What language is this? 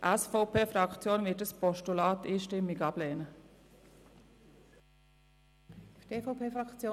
Swiss German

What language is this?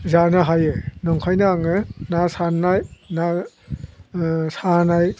Bodo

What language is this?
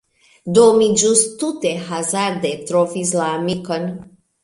Esperanto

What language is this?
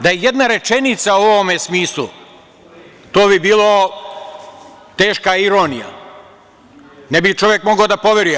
Serbian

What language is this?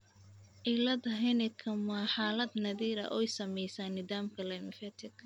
Somali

